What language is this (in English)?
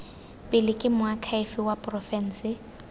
Tswana